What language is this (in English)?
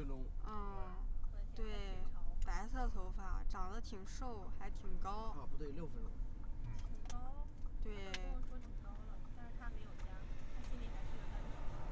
Chinese